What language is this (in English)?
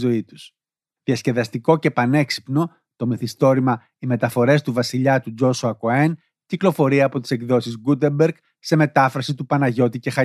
Greek